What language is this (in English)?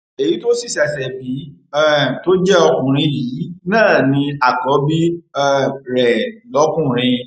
Yoruba